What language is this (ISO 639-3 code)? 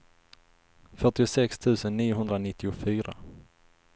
swe